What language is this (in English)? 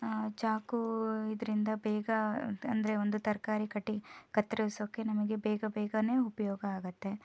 Kannada